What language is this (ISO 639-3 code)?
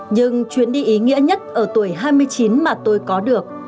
vie